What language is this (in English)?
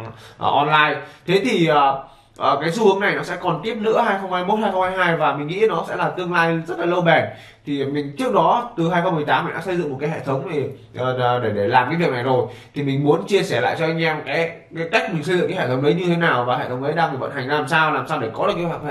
Vietnamese